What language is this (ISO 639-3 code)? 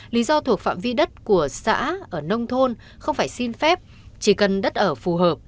vie